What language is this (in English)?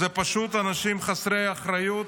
Hebrew